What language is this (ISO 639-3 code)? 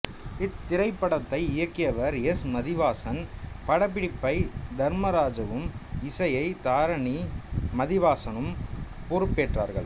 tam